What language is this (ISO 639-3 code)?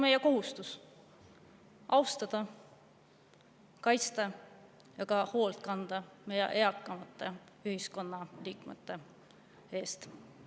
est